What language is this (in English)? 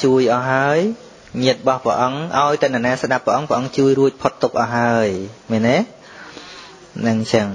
Vietnamese